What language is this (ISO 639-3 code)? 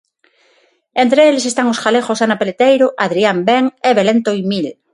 glg